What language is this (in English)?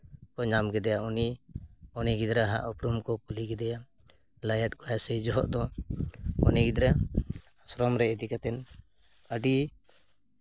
Santali